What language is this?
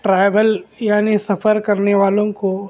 Urdu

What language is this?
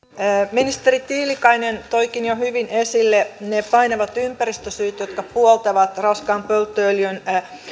Finnish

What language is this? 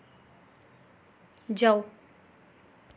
Dogri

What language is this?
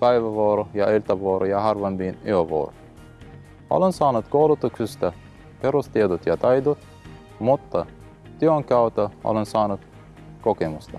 Finnish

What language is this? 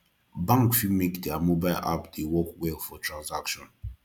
Nigerian Pidgin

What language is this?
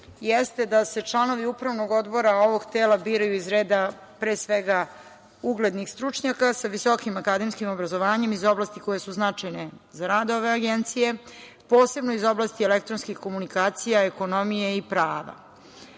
Serbian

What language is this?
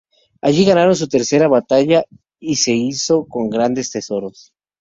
Spanish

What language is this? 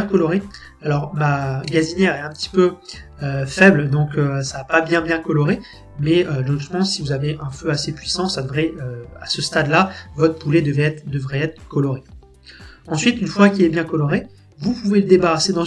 French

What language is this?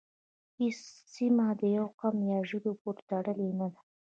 Pashto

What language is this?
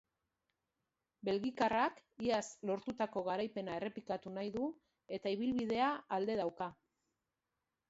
Basque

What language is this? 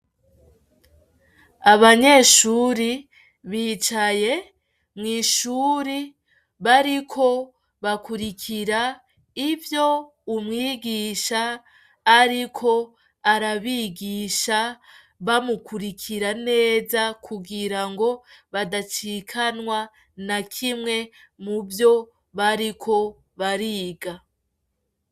Rundi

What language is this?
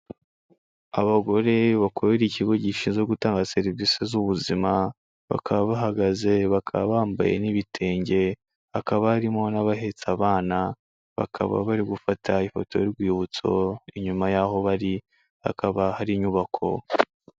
Kinyarwanda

